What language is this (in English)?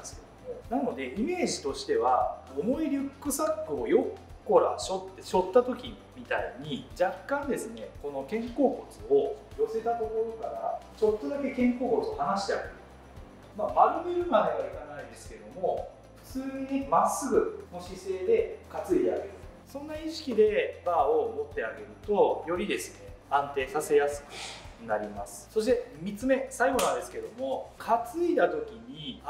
Japanese